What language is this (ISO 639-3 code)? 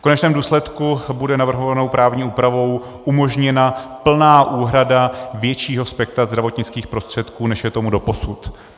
ces